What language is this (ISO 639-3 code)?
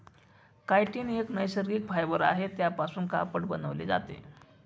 mar